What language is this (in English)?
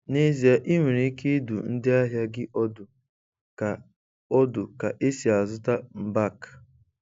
Igbo